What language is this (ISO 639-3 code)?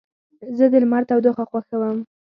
pus